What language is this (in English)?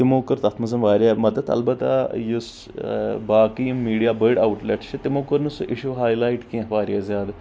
Kashmiri